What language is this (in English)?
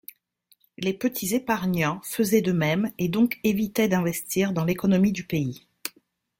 French